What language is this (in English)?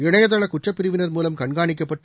Tamil